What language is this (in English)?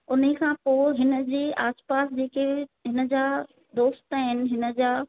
Sindhi